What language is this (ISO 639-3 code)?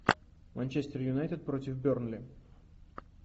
rus